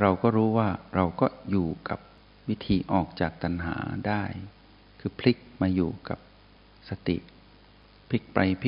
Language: Thai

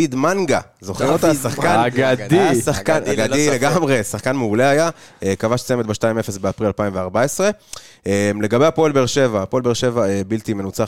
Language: Hebrew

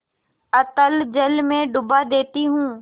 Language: Hindi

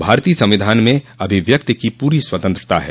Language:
Hindi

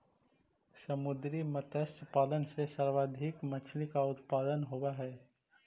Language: Magahi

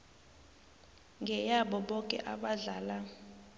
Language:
South Ndebele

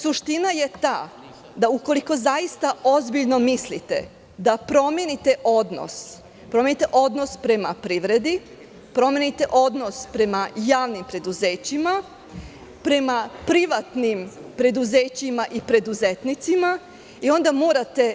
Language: Serbian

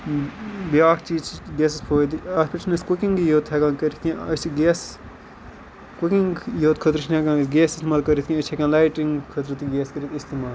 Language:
Kashmiri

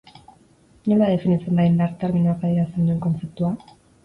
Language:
Basque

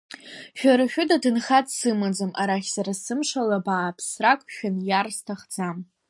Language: Abkhazian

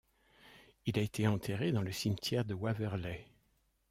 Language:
French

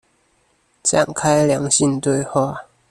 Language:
Chinese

